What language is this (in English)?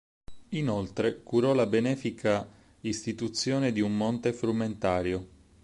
Italian